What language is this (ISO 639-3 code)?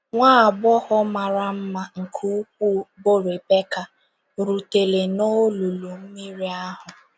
ibo